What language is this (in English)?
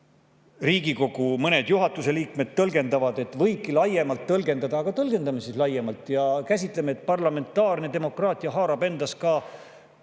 Estonian